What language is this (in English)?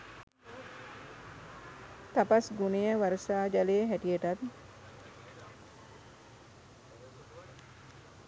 Sinhala